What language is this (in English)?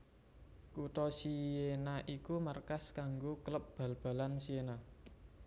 Javanese